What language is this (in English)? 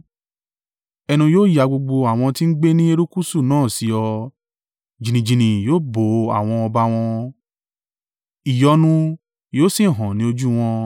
Yoruba